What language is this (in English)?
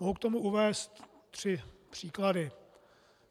Czech